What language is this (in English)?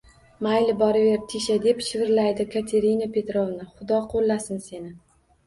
Uzbek